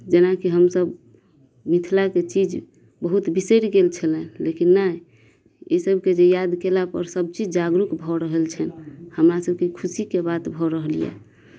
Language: Maithili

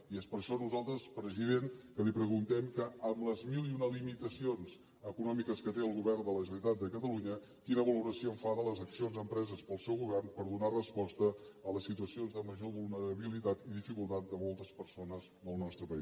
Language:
Catalan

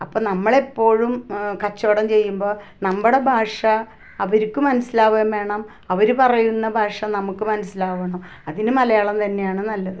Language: Malayalam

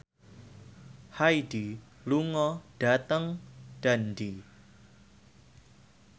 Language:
Javanese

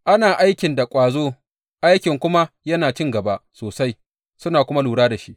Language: Hausa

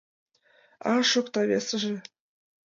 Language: Mari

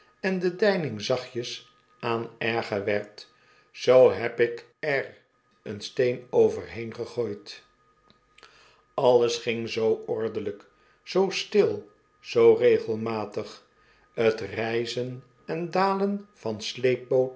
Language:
Dutch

